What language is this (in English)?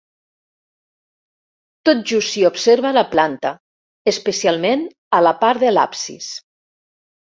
Catalan